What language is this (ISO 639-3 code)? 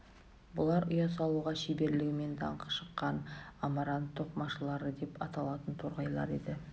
kaz